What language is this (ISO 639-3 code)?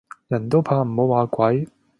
yue